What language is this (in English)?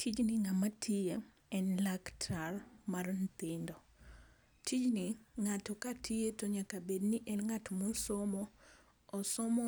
Luo (Kenya and Tanzania)